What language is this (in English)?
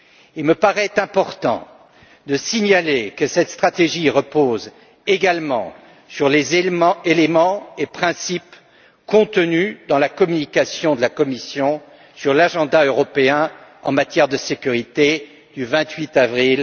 French